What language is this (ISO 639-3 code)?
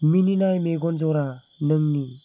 brx